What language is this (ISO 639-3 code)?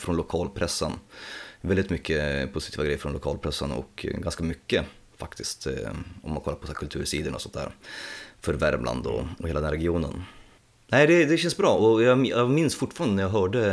swe